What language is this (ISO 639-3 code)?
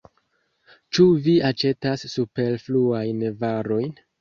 epo